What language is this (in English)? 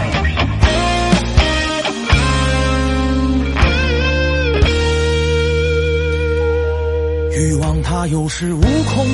Chinese